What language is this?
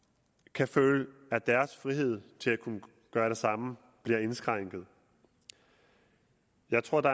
Danish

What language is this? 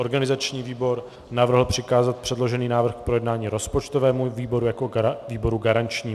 Czech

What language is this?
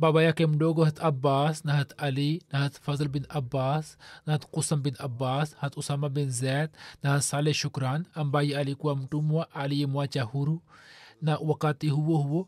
Swahili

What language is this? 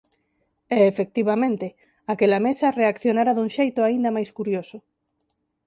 Galician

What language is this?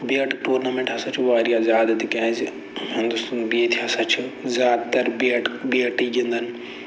Kashmiri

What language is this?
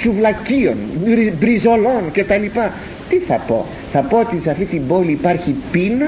Greek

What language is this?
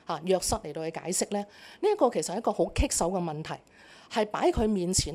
Chinese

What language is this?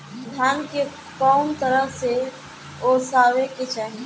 Bhojpuri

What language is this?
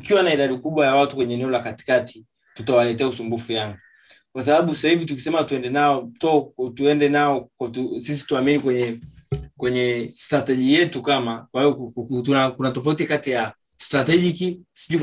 Swahili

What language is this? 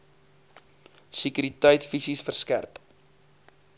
Afrikaans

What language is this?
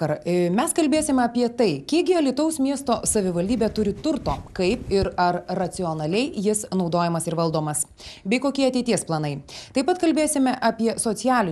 Lithuanian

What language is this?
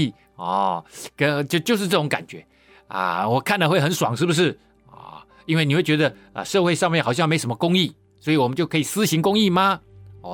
Chinese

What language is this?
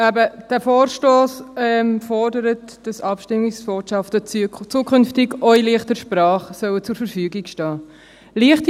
Swiss German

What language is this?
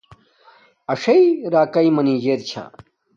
Domaaki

